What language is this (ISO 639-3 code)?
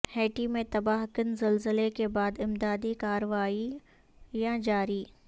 urd